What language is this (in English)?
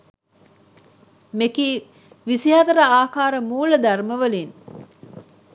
Sinhala